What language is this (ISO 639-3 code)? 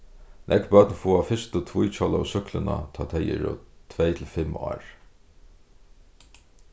fao